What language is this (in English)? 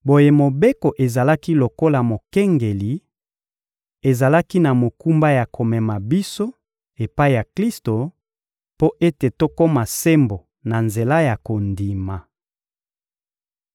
Lingala